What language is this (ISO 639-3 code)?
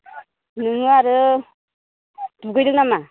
brx